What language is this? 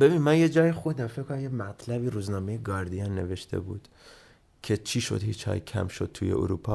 Persian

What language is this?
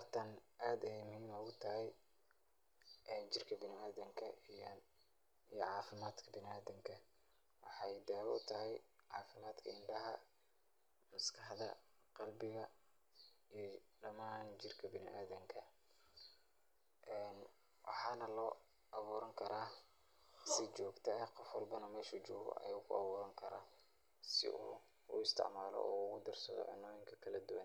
Somali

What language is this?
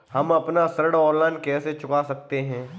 Hindi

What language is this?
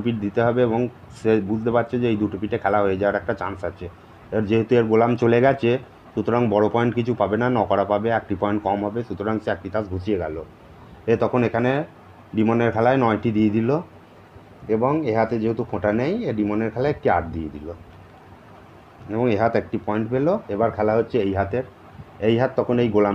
Hindi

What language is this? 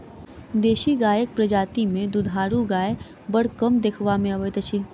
Maithili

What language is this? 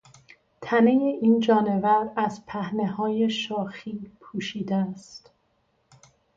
Persian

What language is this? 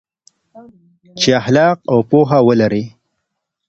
Pashto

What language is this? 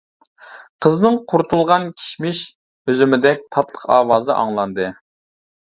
Uyghur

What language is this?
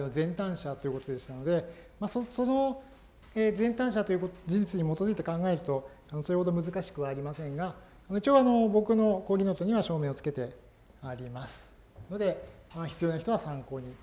Japanese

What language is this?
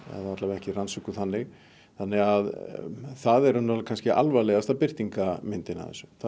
Icelandic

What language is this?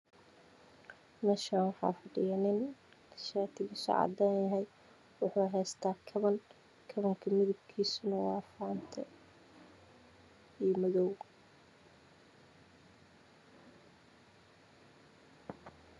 Somali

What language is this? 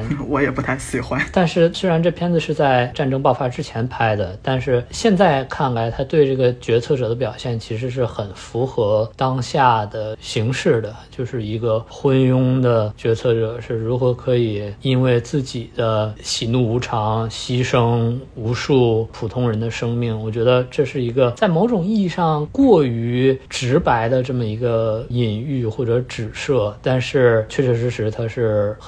Chinese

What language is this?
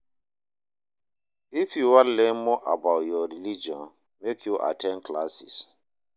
Nigerian Pidgin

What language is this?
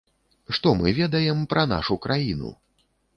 Belarusian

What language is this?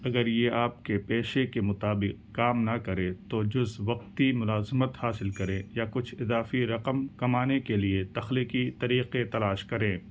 Urdu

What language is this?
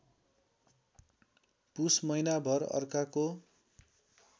Nepali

